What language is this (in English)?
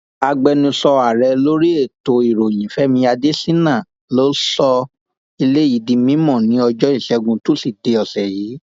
Yoruba